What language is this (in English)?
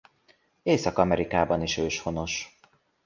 Hungarian